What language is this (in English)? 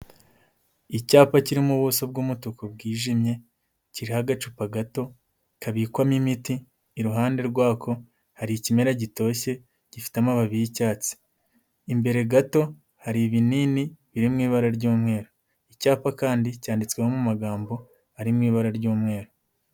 Kinyarwanda